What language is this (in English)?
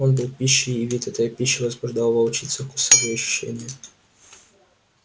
Russian